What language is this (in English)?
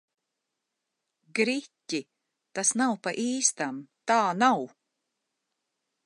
Latvian